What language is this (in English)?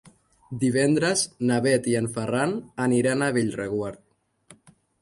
Catalan